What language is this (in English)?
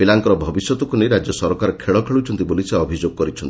Odia